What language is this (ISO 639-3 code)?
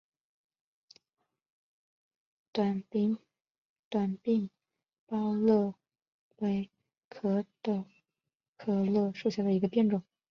zho